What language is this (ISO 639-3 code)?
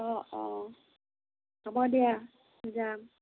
asm